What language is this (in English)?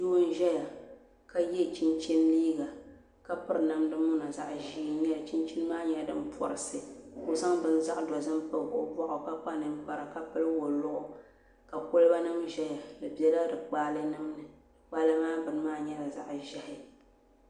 Dagbani